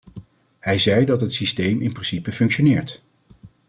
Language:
Dutch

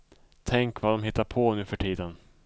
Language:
Swedish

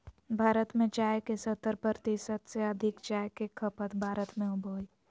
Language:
Magahi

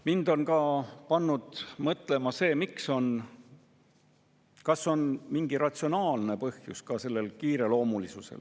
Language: Estonian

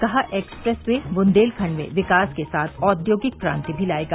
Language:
Hindi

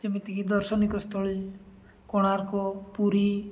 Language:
Odia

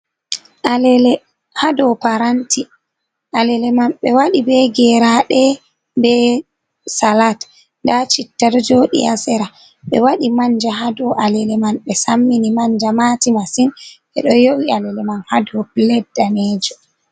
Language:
Fula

